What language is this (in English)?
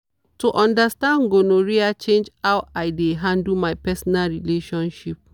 Nigerian Pidgin